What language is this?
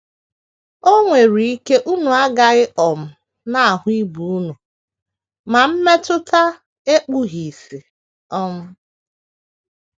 Igbo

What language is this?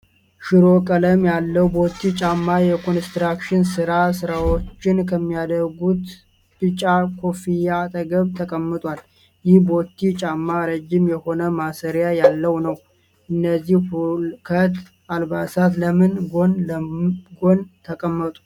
Amharic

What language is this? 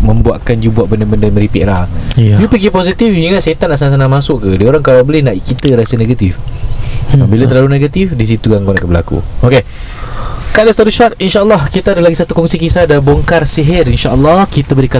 Malay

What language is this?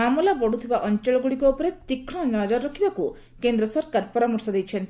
Odia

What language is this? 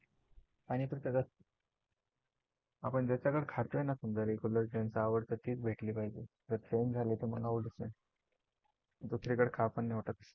Marathi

